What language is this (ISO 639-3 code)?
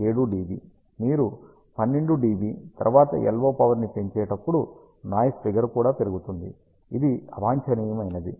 tel